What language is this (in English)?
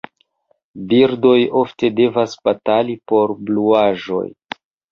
Esperanto